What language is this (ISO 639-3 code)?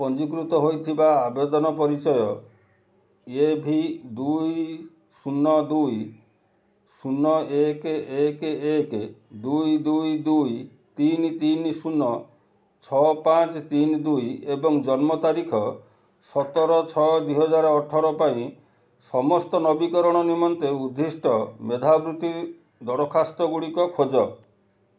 ori